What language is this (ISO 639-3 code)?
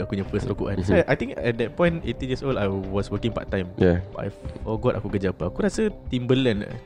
msa